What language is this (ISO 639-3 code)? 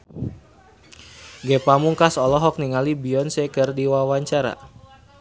sun